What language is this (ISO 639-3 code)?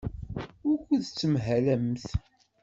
kab